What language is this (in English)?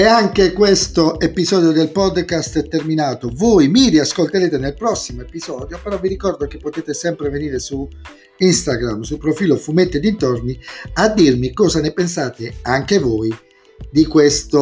Italian